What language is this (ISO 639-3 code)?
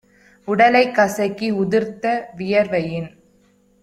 tam